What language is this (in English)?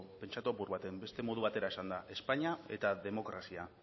Basque